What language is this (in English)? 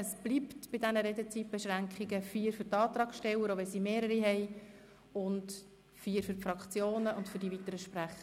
Swiss German